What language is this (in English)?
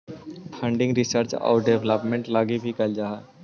Magahi